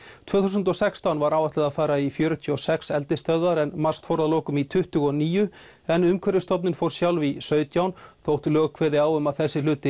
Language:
Icelandic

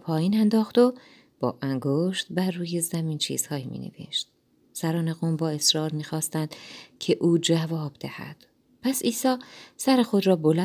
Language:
Persian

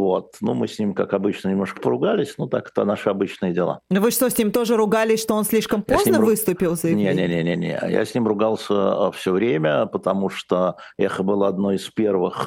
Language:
Russian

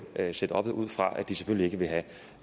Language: Danish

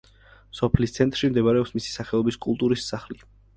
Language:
Georgian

